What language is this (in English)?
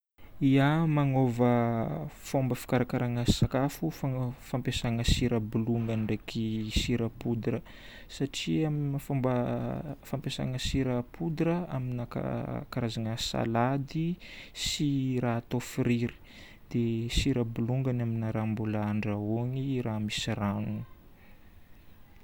Northern Betsimisaraka Malagasy